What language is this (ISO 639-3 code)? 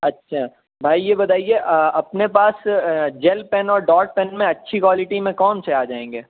urd